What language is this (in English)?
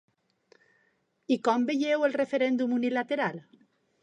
Catalan